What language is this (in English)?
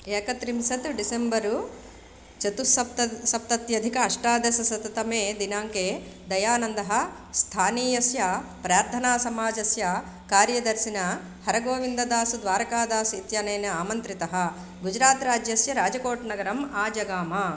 Sanskrit